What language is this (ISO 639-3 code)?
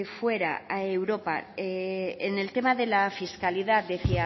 spa